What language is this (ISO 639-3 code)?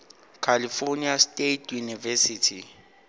nso